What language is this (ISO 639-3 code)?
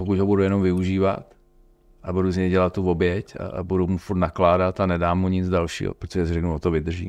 ces